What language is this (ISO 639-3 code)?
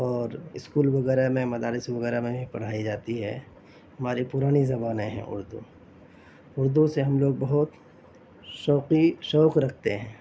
urd